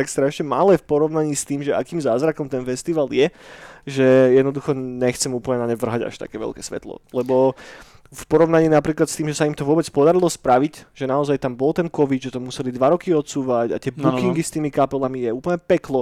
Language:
Slovak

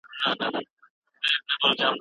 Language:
Pashto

